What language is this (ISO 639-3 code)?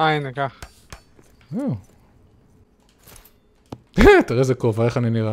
heb